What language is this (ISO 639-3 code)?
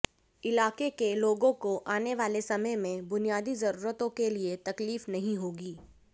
hin